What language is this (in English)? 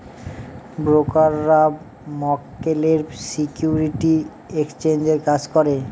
Bangla